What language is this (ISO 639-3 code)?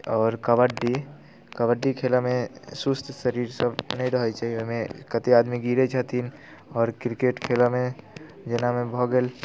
mai